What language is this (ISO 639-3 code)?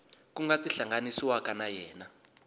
tso